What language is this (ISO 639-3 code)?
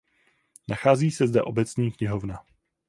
ces